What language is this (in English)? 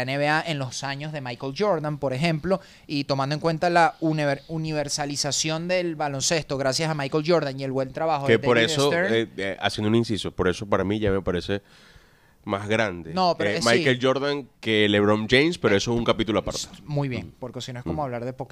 Spanish